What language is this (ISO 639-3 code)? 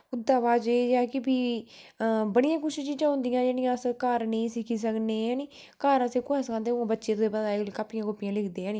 doi